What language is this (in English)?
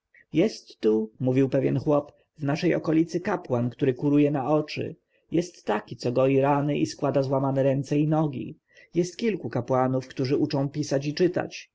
Polish